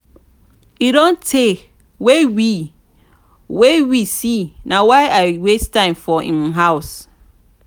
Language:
Nigerian Pidgin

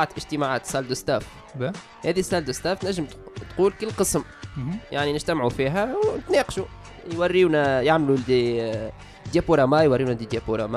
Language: Arabic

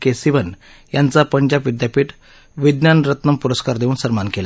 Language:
Marathi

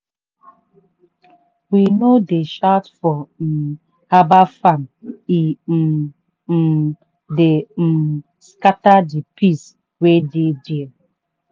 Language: Nigerian Pidgin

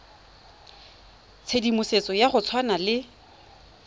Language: Tswana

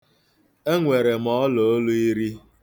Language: Igbo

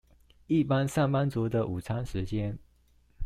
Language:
Chinese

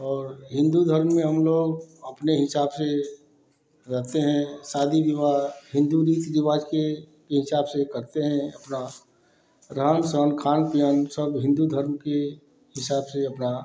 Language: Hindi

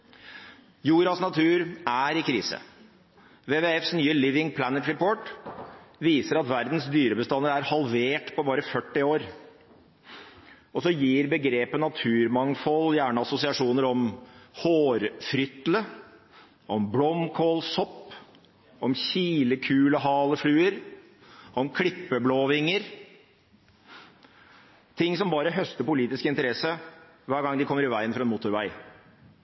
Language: Norwegian Bokmål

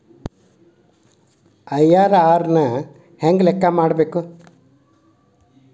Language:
Kannada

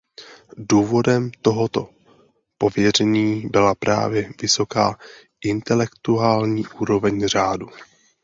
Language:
Czech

